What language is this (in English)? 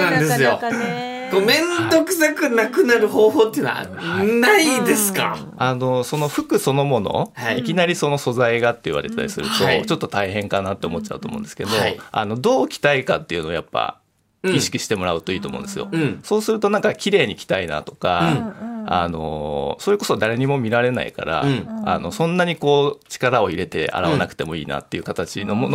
Japanese